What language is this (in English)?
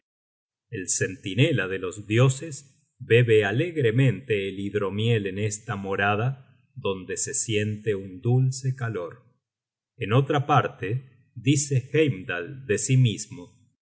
Spanish